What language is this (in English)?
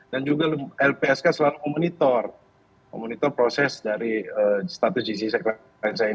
Indonesian